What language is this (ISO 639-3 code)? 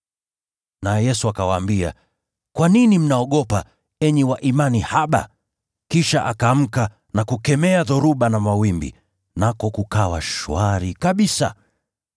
swa